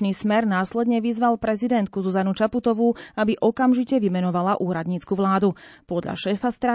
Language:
Slovak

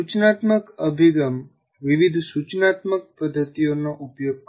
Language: Gujarati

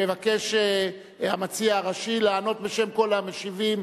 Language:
Hebrew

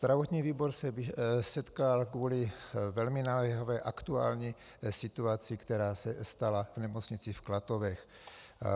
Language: Czech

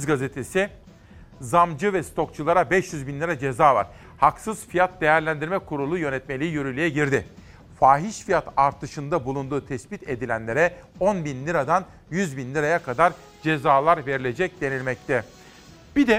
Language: Turkish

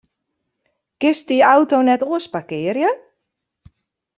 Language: Western Frisian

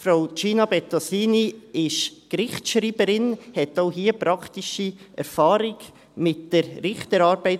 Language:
Swiss German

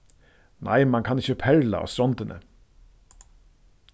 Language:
Faroese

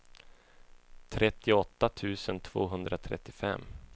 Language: Swedish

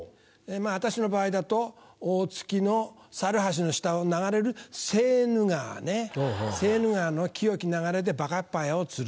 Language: Japanese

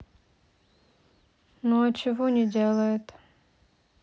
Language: Russian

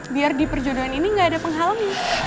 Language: Indonesian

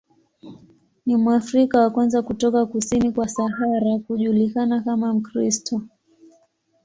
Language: Swahili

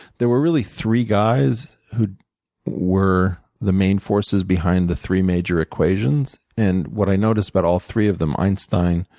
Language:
English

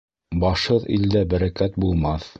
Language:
Bashkir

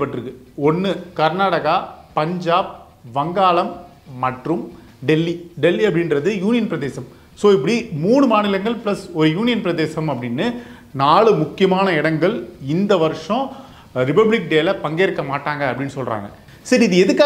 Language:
Hindi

